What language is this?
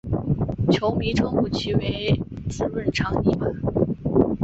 Chinese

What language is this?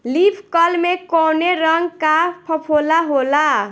Bhojpuri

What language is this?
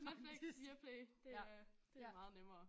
Danish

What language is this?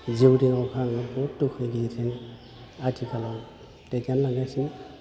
Bodo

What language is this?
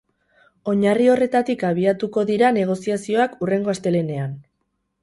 Basque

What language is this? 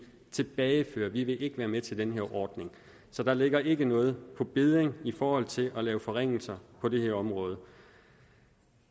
Danish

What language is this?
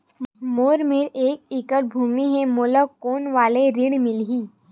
Chhattisgarhi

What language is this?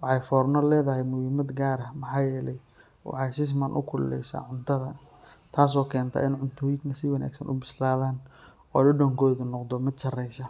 Somali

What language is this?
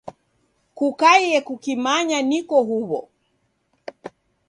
Taita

